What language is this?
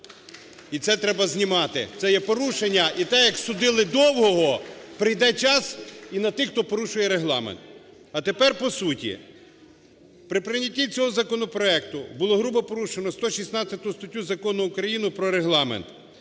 Ukrainian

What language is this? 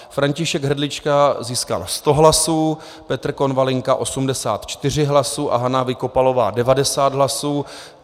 Czech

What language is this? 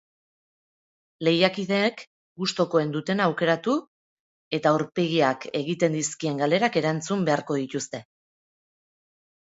Basque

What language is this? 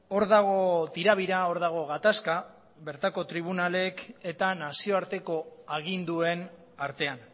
Basque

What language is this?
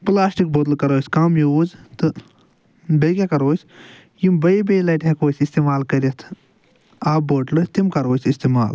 Kashmiri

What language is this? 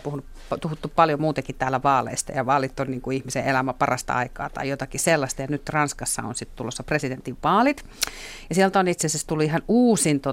Finnish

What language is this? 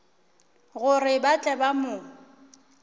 Northern Sotho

